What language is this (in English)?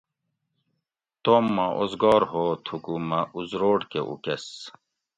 Gawri